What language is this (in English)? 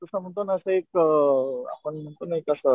Marathi